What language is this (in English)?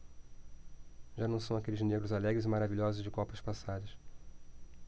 Portuguese